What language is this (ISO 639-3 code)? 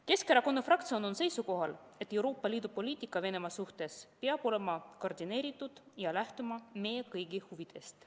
est